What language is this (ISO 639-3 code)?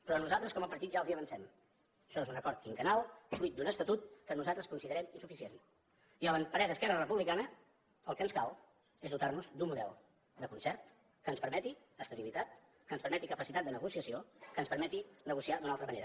cat